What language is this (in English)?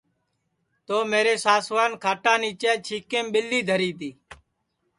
Sansi